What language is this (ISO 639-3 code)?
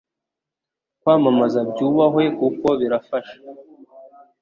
kin